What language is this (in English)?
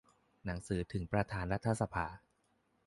Thai